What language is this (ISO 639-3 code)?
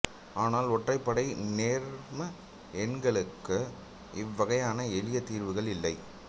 tam